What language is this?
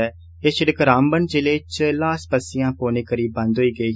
Dogri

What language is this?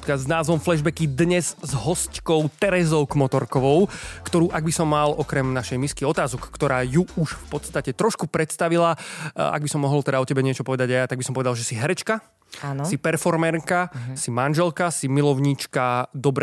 Slovak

